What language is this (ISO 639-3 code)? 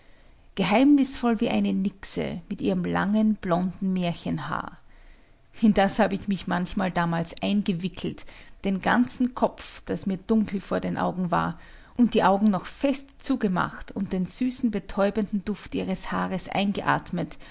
deu